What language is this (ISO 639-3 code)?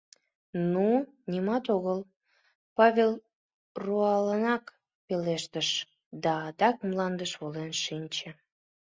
chm